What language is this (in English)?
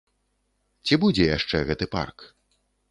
Belarusian